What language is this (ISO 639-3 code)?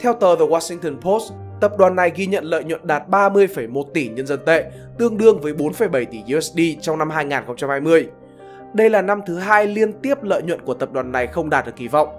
vie